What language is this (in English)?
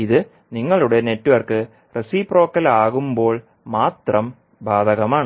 Malayalam